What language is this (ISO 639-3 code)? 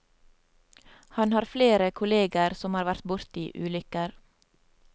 nor